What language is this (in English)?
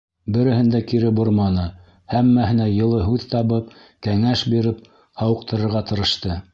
Bashkir